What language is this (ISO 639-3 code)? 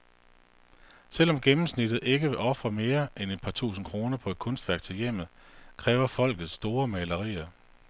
dan